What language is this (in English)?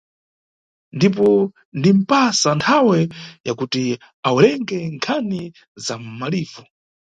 Nyungwe